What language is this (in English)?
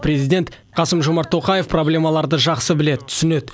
Kazakh